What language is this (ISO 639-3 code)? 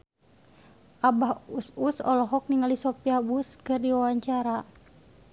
sun